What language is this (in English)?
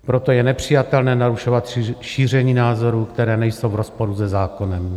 Czech